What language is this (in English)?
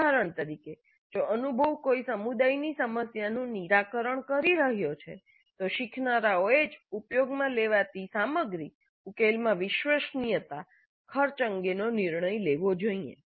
Gujarati